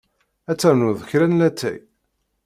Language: Kabyle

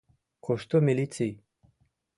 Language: Mari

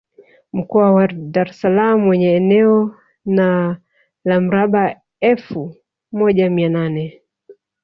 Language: Swahili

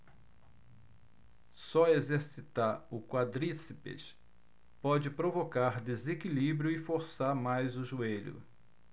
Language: Portuguese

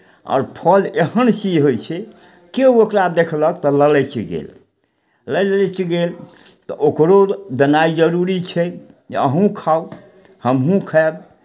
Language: Maithili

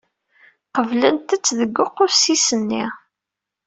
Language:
Kabyle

